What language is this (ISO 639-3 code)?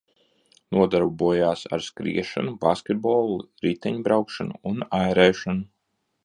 lav